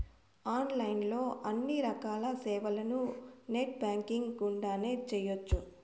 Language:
Telugu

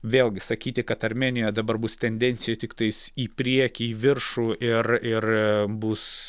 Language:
Lithuanian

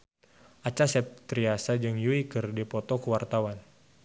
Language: Sundanese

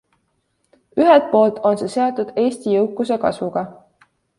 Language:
Estonian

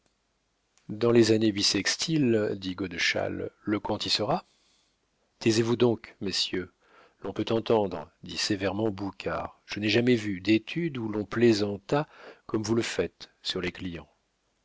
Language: French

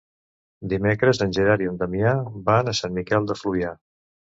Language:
Catalan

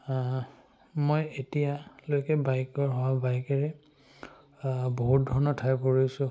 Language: Assamese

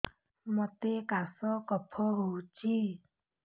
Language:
Odia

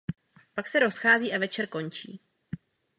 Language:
Czech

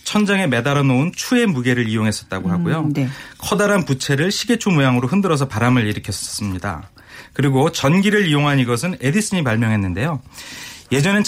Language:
Korean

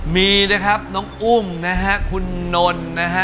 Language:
Thai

